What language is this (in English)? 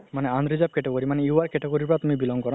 Assamese